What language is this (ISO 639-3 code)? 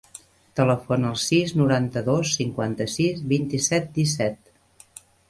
cat